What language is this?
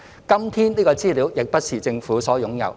Cantonese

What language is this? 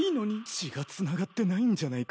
Japanese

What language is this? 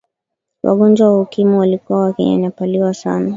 Swahili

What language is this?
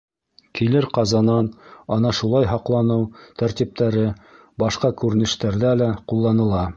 Bashkir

